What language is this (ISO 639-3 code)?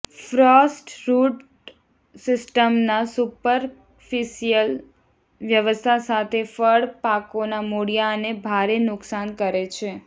guj